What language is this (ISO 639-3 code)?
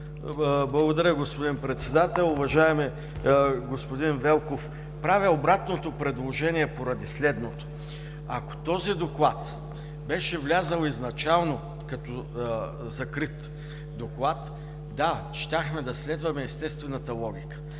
bul